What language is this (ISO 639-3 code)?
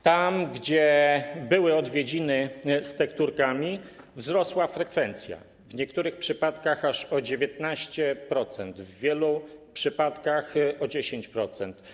pol